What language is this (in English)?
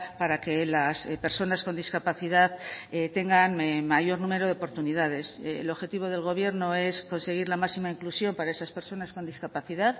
Spanish